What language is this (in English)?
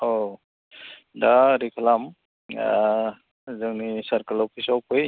Bodo